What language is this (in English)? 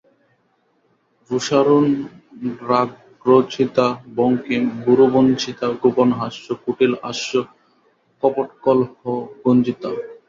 Bangla